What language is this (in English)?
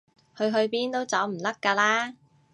Cantonese